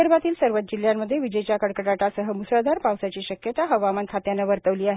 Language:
Marathi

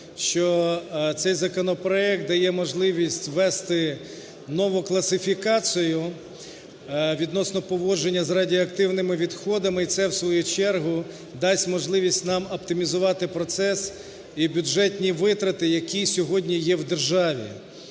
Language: Ukrainian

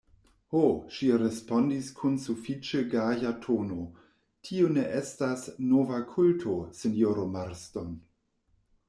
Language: Esperanto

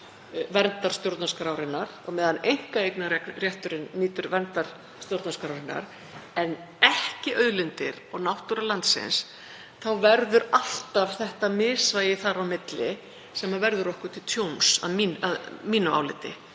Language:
Icelandic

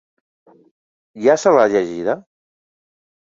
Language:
Catalan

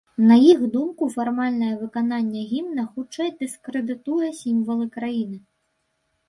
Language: Belarusian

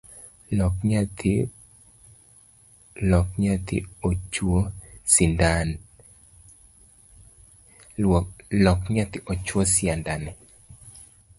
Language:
Luo (Kenya and Tanzania)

